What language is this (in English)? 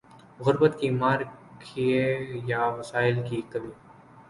Urdu